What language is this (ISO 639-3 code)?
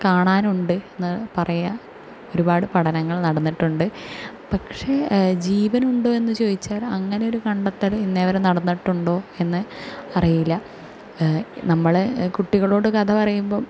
mal